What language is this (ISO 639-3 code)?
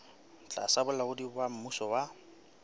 sot